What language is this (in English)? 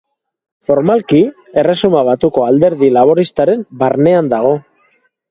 Basque